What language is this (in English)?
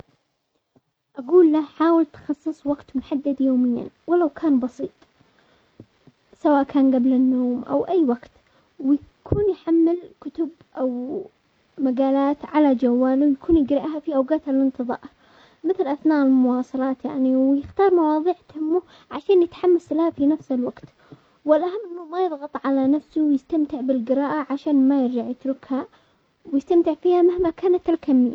Omani Arabic